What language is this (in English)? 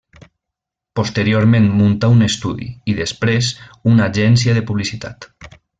Catalan